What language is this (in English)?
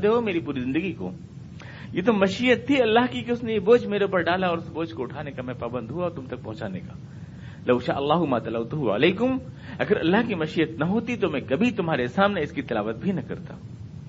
Urdu